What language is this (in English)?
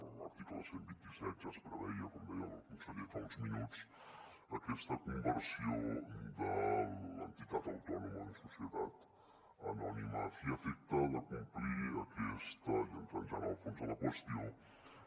Catalan